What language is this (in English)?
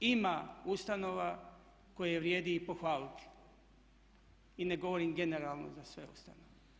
Croatian